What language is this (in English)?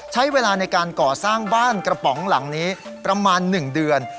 Thai